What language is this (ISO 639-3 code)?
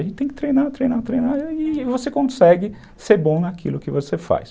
por